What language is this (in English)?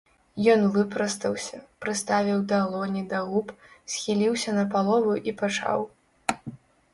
Belarusian